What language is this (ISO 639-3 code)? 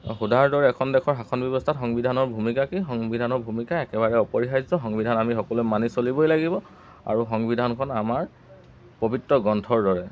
asm